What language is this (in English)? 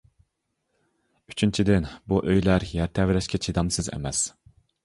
Uyghur